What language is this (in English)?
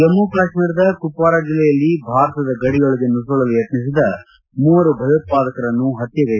Kannada